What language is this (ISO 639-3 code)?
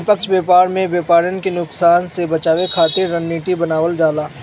bho